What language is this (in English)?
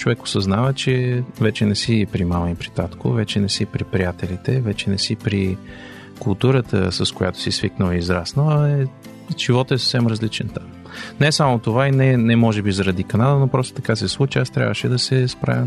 Bulgarian